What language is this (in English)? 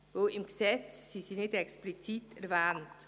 Swiss German